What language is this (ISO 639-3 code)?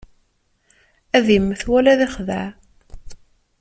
kab